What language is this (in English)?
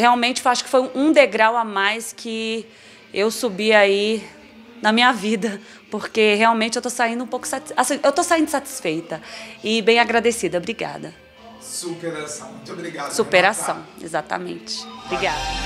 Portuguese